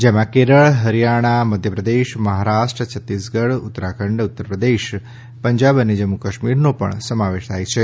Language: Gujarati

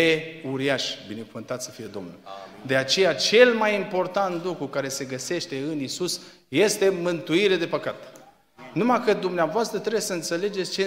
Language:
Romanian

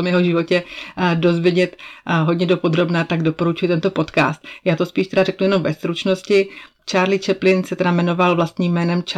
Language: Czech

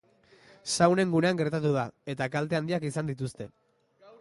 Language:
Basque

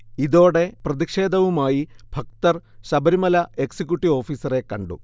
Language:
Malayalam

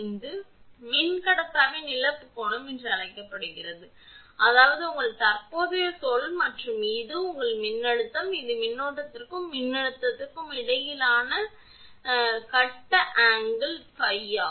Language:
Tamil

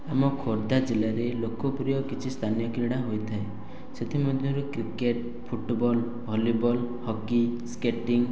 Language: Odia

